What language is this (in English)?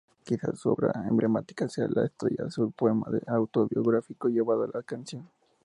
Spanish